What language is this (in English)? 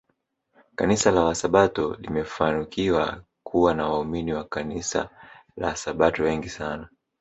Swahili